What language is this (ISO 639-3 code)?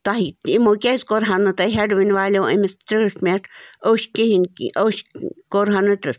kas